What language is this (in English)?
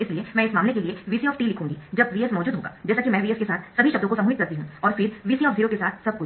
Hindi